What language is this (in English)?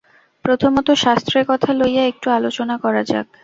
Bangla